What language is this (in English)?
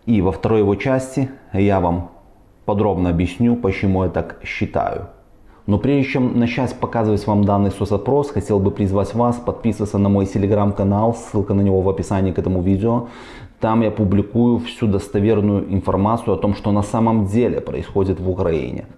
Russian